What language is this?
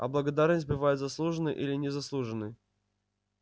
Russian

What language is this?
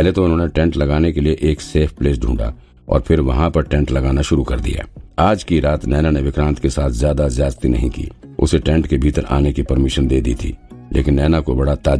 Hindi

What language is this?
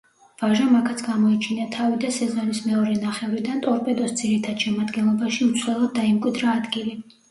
Georgian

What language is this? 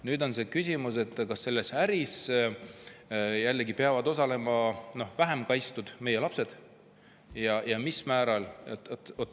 Estonian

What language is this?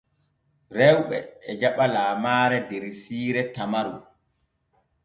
Borgu Fulfulde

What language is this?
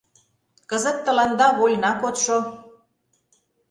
Mari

